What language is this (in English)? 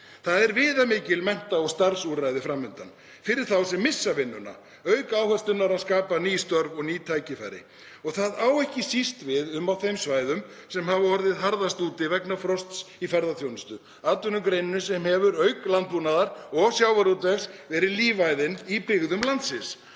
Icelandic